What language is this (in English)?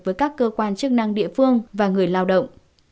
Vietnamese